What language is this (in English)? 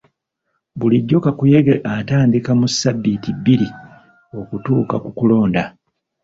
Ganda